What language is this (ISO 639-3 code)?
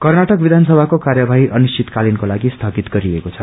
nep